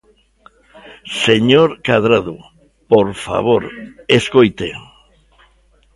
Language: Galician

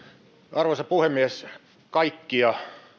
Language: Finnish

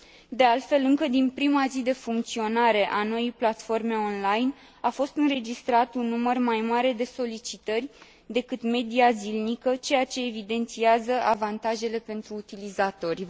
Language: Romanian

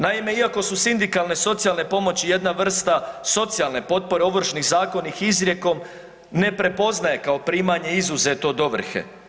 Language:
Croatian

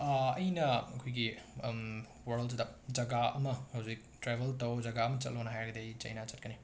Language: Manipuri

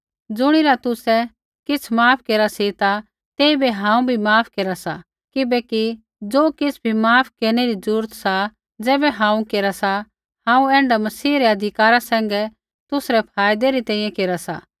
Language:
Kullu Pahari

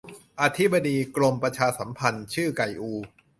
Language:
Thai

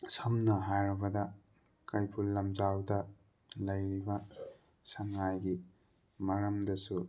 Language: Manipuri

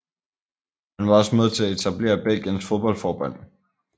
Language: Danish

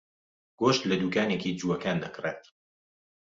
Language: Central Kurdish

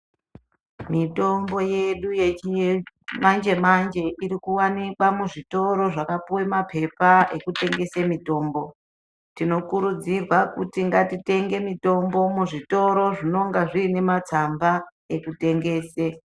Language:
Ndau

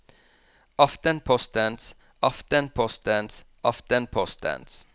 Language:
Norwegian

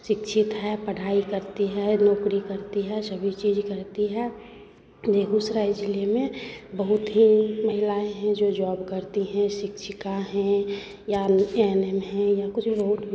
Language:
Hindi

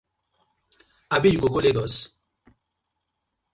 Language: Nigerian Pidgin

